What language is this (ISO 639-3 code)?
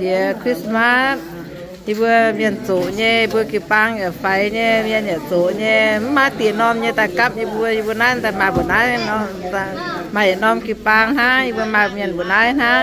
tha